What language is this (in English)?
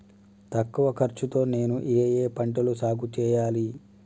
Telugu